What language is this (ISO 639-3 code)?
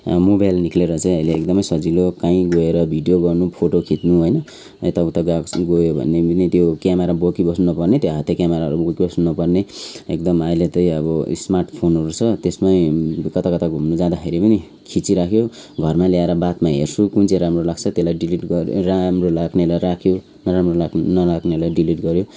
nep